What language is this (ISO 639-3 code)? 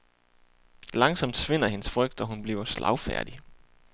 dan